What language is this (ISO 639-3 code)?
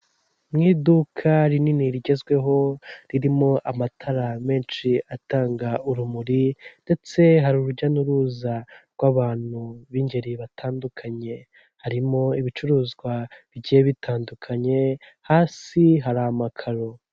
kin